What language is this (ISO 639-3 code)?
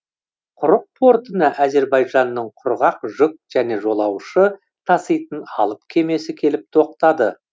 kaz